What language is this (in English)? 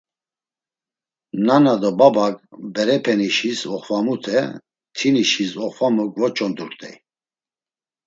Laz